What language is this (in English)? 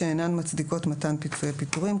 Hebrew